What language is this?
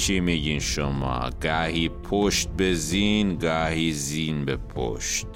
Persian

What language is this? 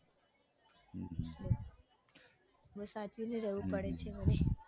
Gujarati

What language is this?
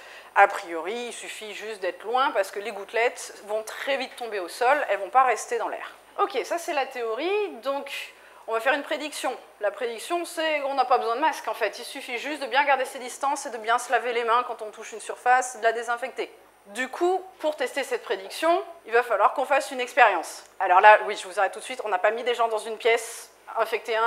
French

